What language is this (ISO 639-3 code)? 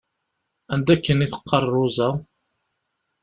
kab